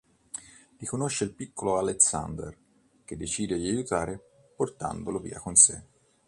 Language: Italian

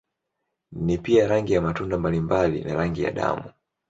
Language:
Swahili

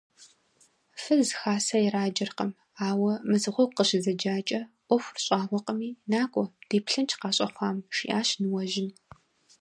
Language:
Kabardian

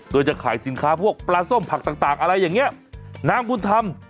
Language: Thai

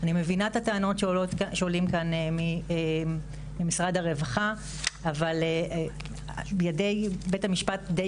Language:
Hebrew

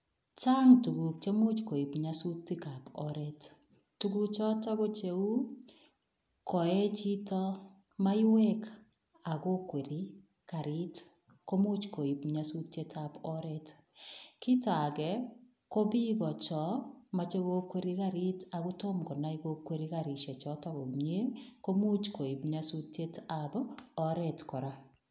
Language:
Kalenjin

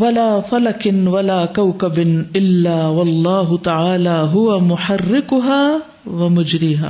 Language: Urdu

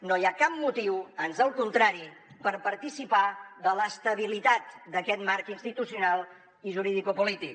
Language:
Catalan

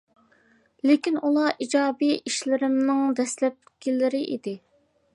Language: Uyghur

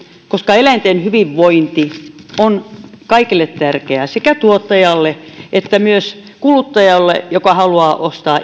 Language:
Finnish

